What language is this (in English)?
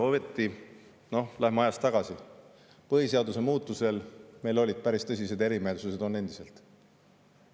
Estonian